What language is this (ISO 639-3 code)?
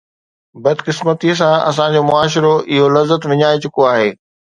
snd